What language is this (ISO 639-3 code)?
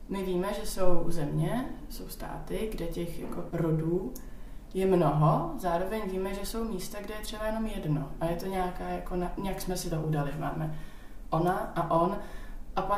ces